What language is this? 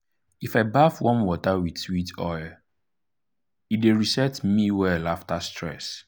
Nigerian Pidgin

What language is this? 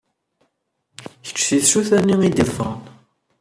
Kabyle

